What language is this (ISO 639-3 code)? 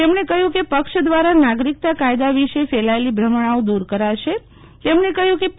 guj